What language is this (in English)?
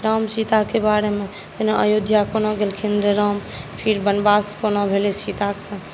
Maithili